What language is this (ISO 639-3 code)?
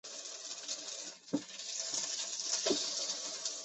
zho